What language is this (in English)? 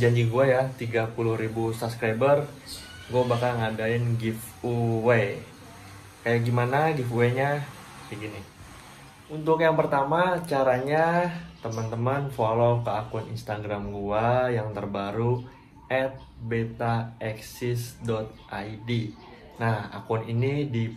Indonesian